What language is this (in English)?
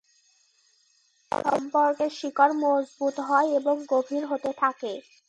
Bangla